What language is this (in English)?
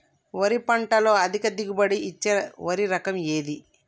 Telugu